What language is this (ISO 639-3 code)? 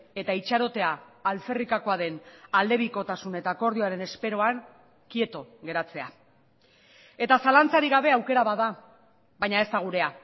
eus